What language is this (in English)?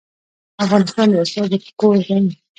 Pashto